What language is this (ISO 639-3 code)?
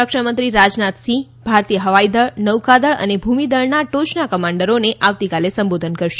guj